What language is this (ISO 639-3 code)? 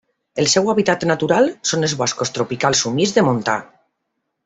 cat